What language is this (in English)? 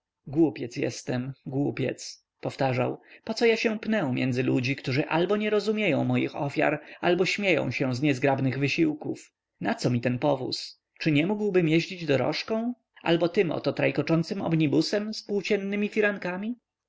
Polish